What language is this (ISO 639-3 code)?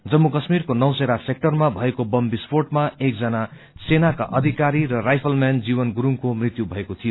nep